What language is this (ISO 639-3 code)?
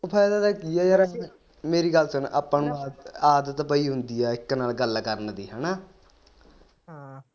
pan